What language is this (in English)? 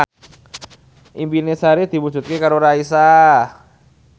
Javanese